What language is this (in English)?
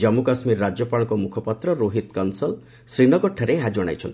Odia